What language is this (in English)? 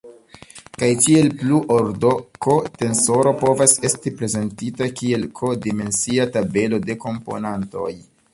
Esperanto